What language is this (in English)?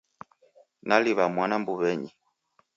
Taita